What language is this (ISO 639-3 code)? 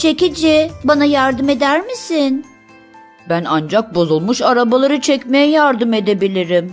tur